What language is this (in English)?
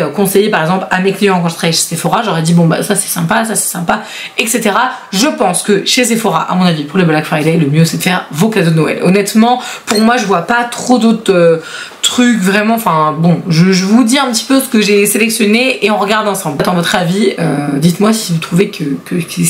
French